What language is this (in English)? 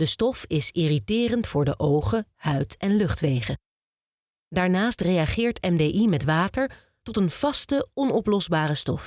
Dutch